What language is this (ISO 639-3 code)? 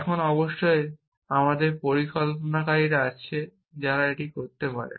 ben